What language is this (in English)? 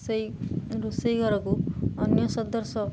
Odia